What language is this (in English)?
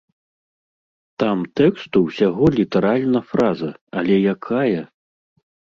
Belarusian